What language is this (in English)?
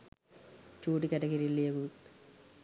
Sinhala